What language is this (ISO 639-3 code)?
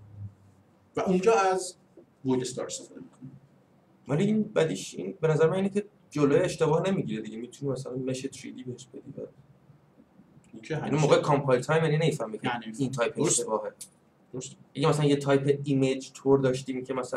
fas